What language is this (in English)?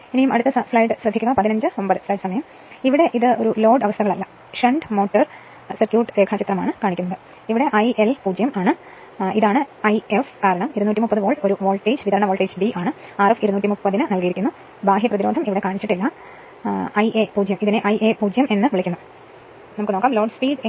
Malayalam